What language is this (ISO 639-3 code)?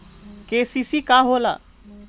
bho